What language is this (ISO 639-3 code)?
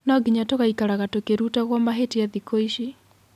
kik